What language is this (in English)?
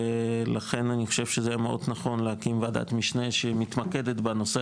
Hebrew